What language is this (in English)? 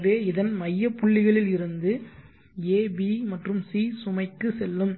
Tamil